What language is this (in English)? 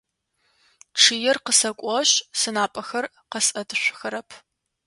Adyghe